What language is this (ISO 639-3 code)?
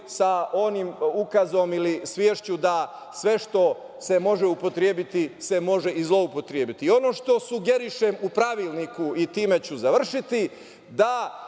srp